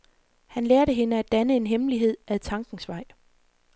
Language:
Danish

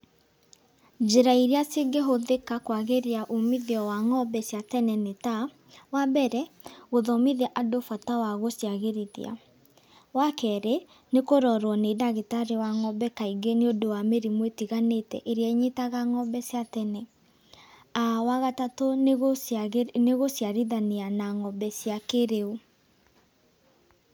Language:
Kikuyu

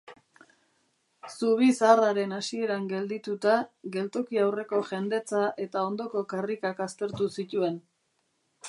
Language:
Basque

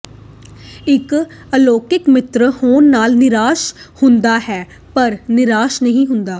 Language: Punjabi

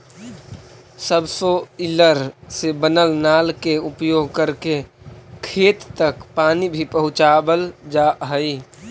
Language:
Magahi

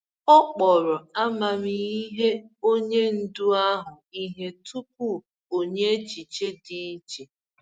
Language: Igbo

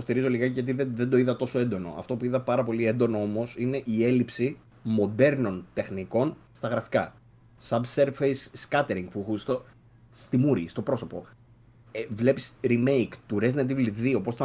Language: Greek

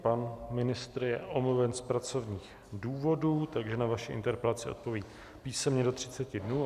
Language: Czech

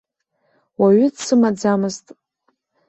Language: Abkhazian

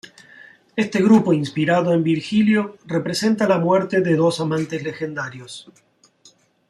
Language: Spanish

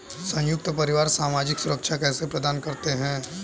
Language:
Hindi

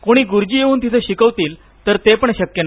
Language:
Marathi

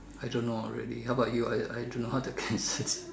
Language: English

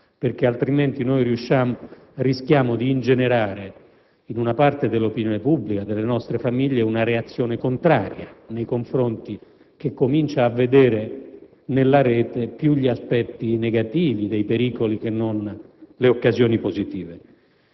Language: Italian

